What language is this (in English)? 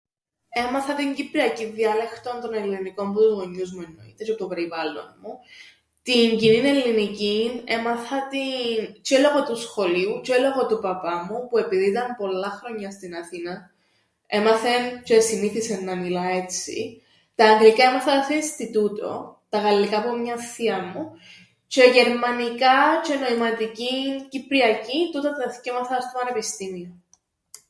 Greek